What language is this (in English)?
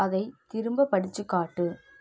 Tamil